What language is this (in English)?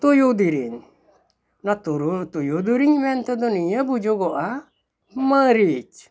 Santali